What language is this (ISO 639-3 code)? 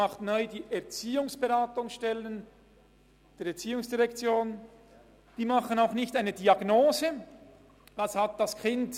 gsw